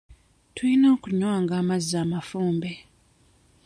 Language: Ganda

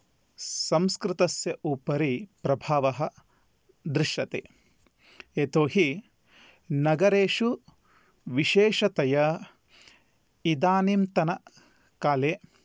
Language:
Sanskrit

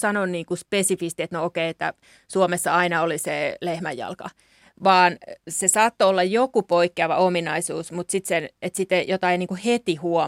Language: Finnish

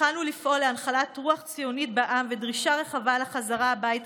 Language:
Hebrew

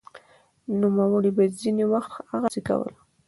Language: Pashto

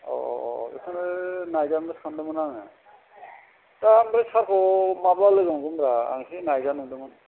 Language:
Bodo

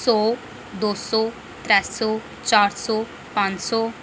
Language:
Dogri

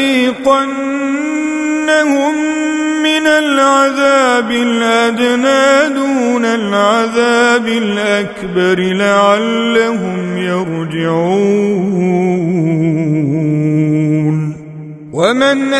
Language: Arabic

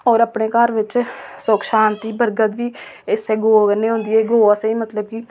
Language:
Dogri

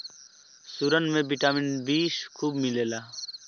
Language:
Bhojpuri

